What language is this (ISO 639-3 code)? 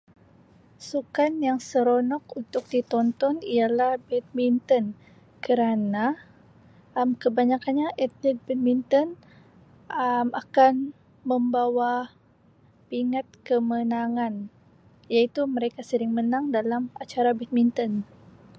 msi